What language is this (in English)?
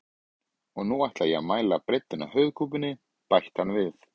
Icelandic